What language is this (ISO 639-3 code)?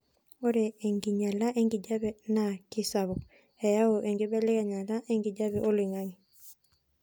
mas